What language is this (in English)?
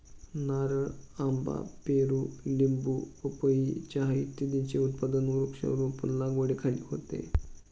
Marathi